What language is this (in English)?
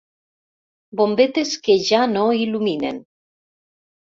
Catalan